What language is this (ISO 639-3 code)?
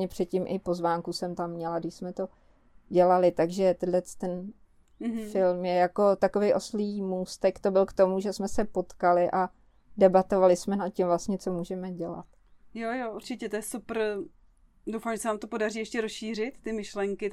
ces